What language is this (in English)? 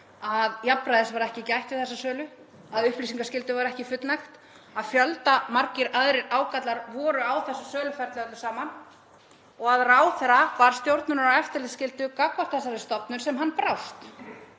Icelandic